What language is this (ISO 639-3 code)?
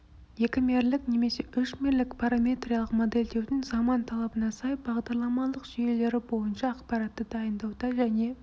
kaz